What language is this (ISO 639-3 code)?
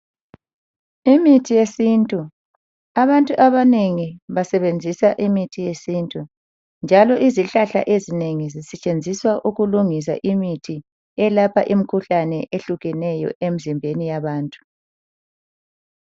nde